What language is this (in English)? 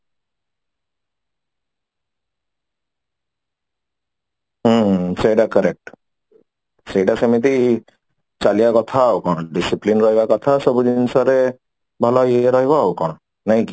Odia